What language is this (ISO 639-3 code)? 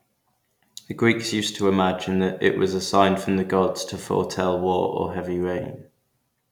eng